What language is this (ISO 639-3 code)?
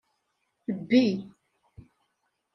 kab